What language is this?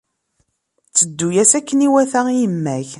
Kabyle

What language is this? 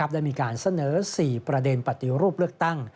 Thai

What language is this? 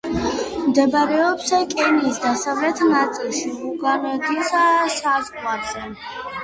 Georgian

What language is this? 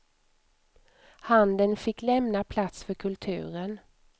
Swedish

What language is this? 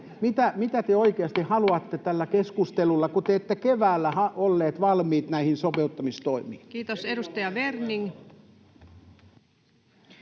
Finnish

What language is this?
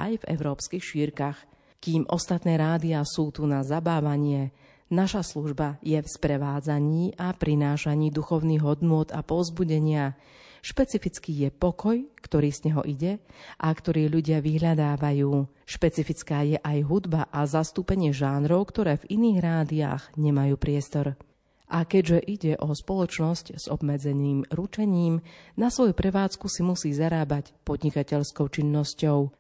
Slovak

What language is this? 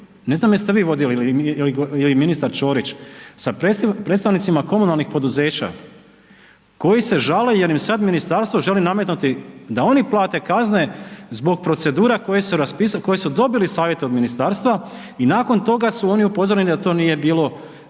Croatian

